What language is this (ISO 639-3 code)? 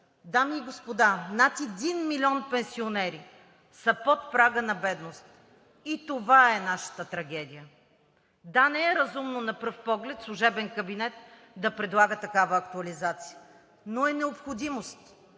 bul